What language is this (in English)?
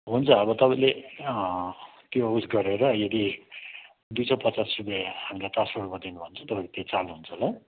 Nepali